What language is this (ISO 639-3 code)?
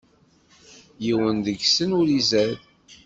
kab